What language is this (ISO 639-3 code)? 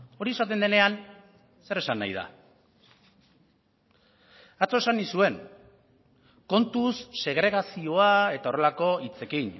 eus